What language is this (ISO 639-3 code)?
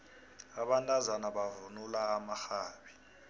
nbl